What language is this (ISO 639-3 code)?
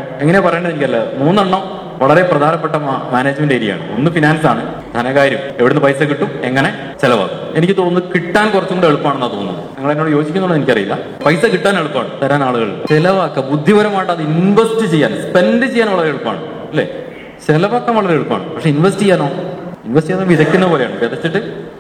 mal